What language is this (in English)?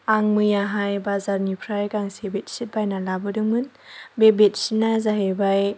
Bodo